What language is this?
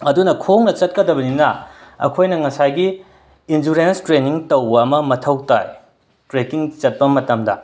Manipuri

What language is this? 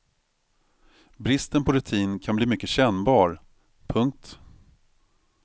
Swedish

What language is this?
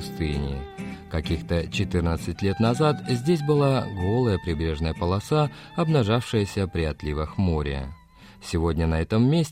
Russian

